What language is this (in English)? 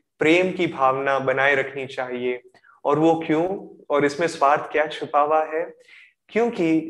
Hindi